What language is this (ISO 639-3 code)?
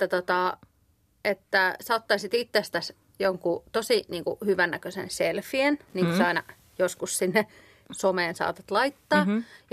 fin